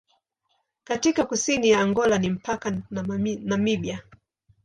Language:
Swahili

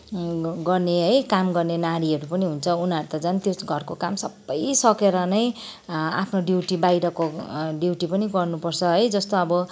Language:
Nepali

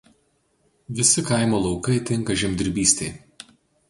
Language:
Lithuanian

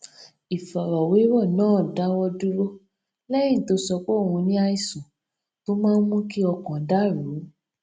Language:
Yoruba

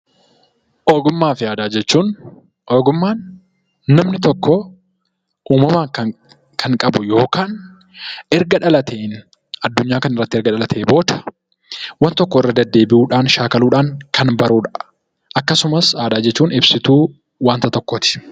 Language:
Oromo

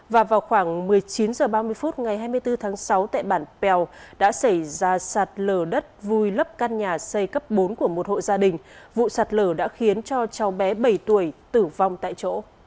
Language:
Vietnamese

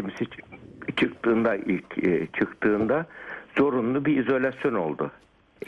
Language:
Turkish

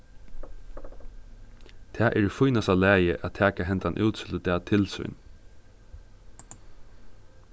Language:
Faroese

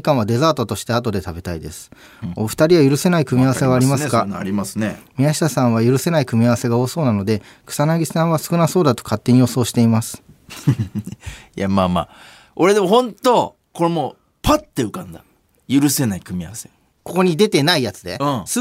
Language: Japanese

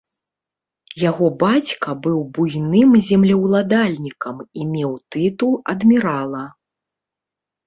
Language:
Belarusian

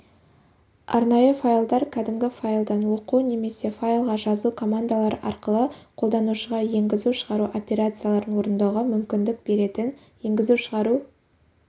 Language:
Kazakh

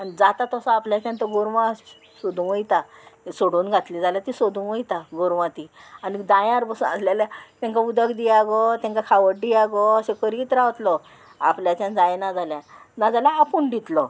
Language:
Konkani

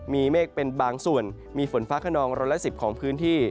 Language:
Thai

